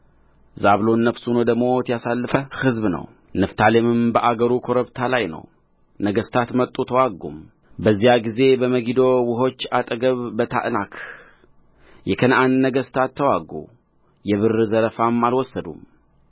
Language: Amharic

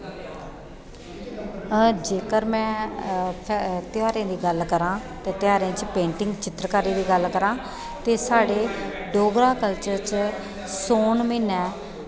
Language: Dogri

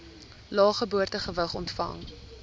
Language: Afrikaans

